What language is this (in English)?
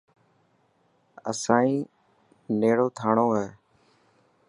Dhatki